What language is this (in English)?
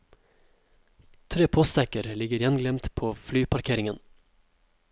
Norwegian